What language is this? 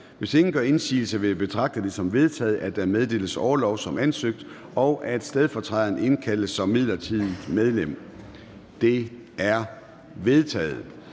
Danish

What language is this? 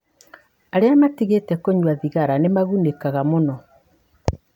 Kikuyu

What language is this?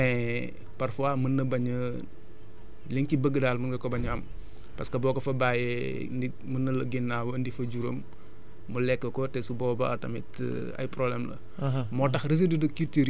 Wolof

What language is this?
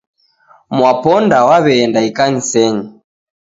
Taita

